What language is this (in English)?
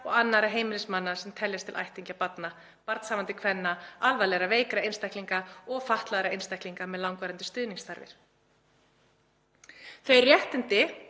Icelandic